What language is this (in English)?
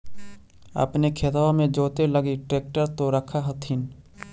Magahi